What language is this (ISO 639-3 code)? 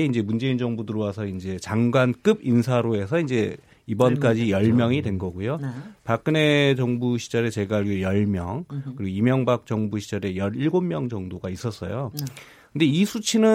kor